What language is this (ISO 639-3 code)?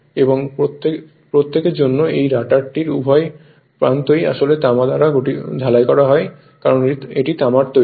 ben